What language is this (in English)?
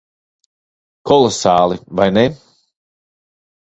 Latvian